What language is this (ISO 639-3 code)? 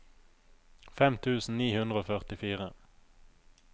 nor